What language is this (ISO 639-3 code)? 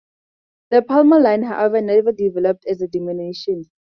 eng